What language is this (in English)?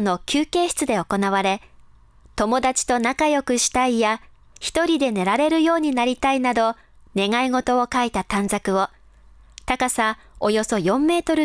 Japanese